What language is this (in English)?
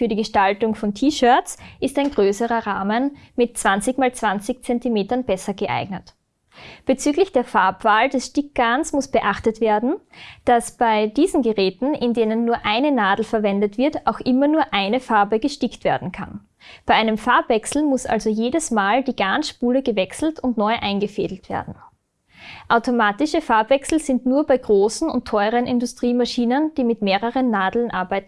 German